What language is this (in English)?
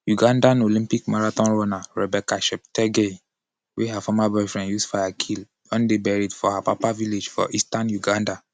Nigerian Pidgin